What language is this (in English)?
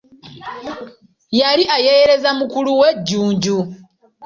Ganda